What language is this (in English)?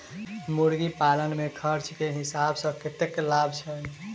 Maithili